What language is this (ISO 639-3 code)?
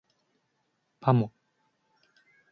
jpn